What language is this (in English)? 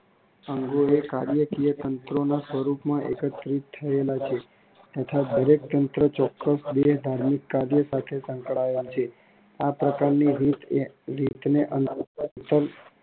Gujarati